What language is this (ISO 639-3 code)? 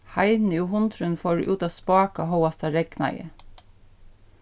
fao